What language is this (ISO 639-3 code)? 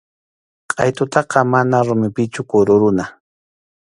qxu